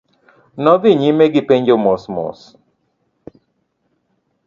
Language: Luo (Kenya and Tanzania)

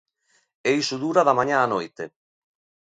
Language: Galician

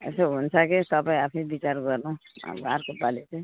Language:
Nepali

